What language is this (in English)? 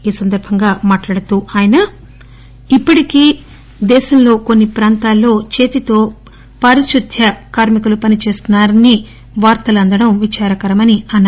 Telugu